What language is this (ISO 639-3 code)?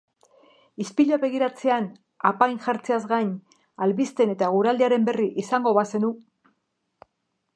eus